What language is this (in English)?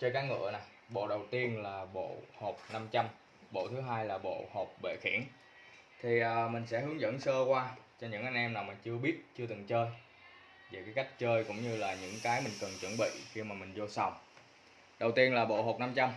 Vietnamese